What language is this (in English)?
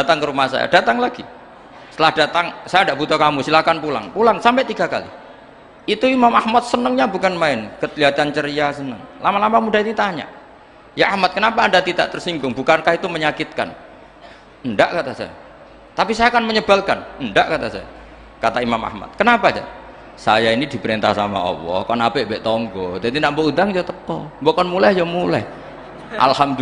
Indonesian